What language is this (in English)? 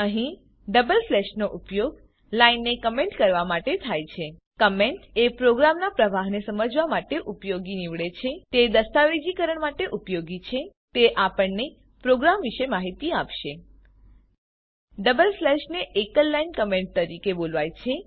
Gujarati